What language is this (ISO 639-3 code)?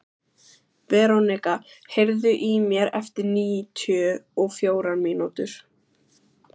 isl